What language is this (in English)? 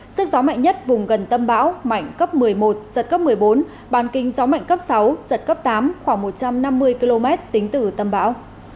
Vietnamese